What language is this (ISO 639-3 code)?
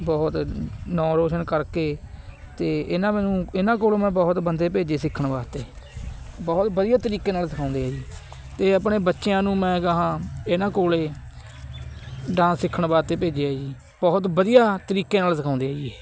pan